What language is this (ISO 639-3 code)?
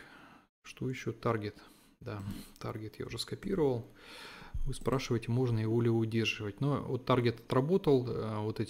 rus